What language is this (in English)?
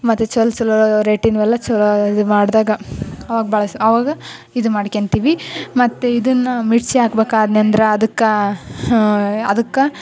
Kannada